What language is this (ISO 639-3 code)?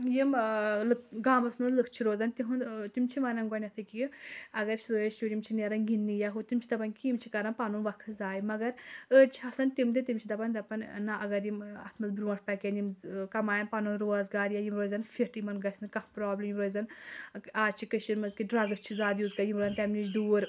kas